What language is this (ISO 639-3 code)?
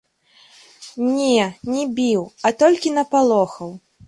bel